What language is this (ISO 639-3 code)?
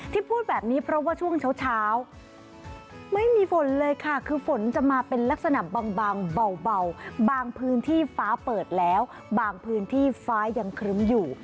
tha